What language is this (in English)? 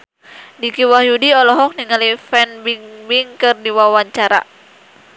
Sundanese